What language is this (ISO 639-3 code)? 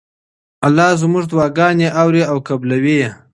pus